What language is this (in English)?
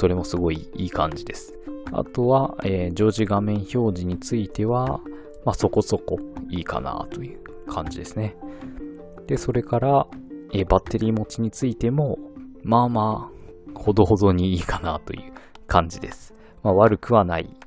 Japanese